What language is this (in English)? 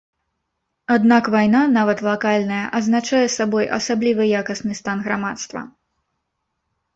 Belarusian